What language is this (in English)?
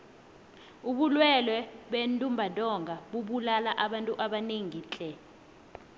South Ndebele